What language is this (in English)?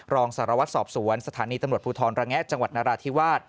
Thai